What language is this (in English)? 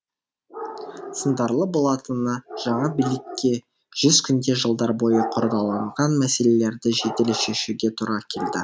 Kazakh